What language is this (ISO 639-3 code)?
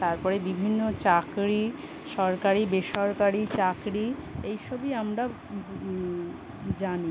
ben